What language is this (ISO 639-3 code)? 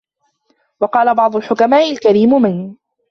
ara